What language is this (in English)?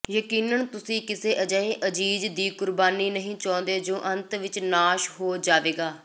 Punjabi